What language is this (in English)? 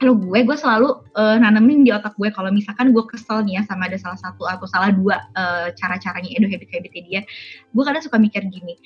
Indonesian